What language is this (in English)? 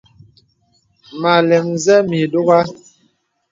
Bebele